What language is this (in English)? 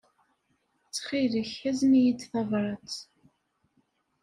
Kabyle